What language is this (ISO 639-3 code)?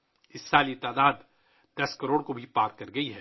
urd